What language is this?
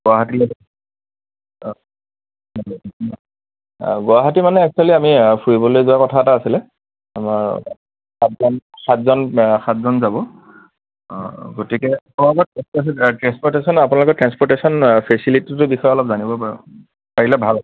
Assamese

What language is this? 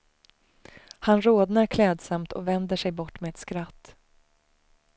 Swedish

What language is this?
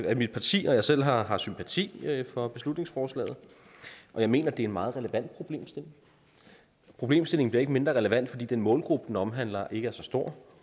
Danish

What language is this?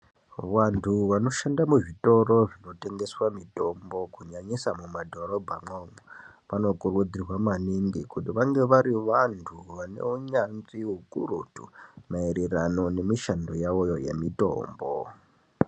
Ndau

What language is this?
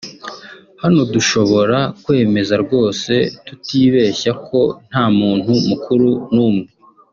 Kinyarwanda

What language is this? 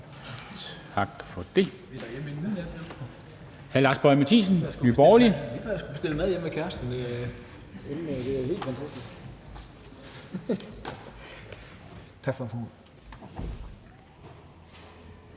Danish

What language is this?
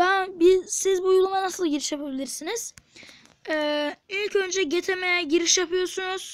Turkish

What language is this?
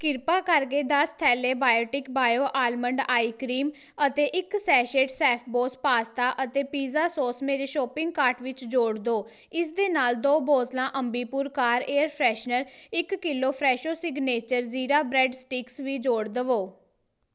Punjabi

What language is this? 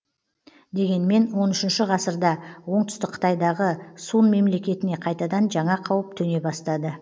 Kazakh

